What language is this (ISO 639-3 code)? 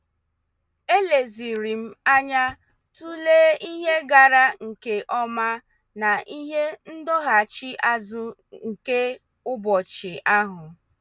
ibo